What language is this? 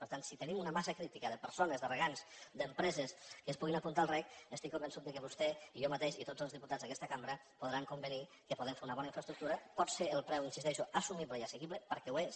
Catalan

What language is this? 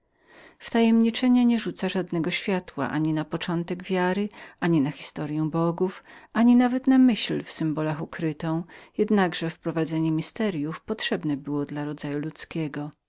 Polish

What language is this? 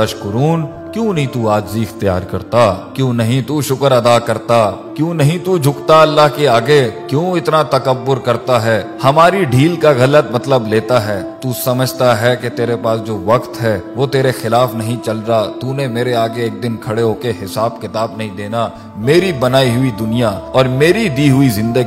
Urdu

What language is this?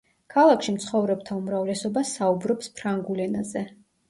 Georgian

